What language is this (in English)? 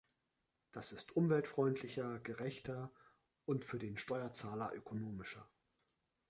German